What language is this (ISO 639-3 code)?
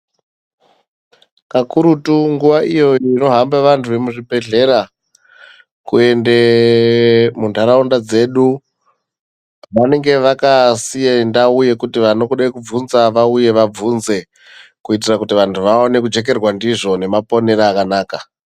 ndc